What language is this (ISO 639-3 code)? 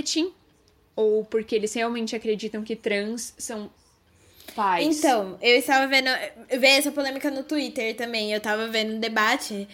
por